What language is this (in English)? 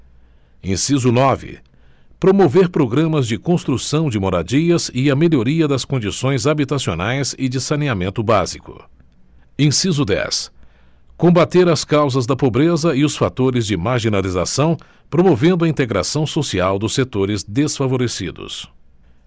Portuguese